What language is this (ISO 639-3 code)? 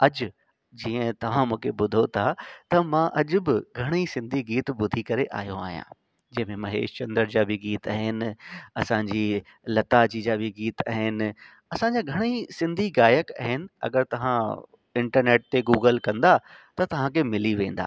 snd